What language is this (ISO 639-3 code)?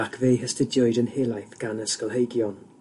cym